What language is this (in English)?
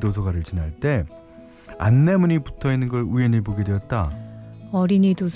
Korean